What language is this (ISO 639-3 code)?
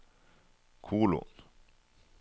nor